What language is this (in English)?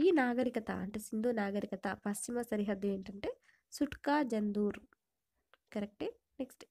Telugu